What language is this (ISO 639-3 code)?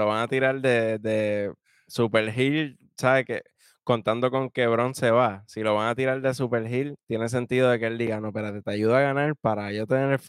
spa